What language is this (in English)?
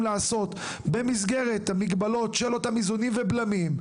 Hebrew